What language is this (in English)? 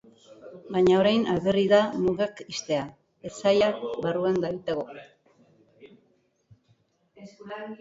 Basque